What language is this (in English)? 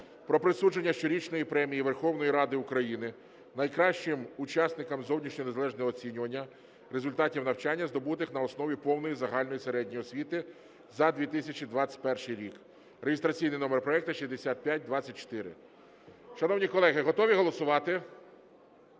Ukrainian